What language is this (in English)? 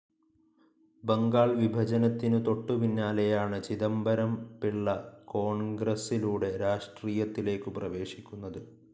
Malayalam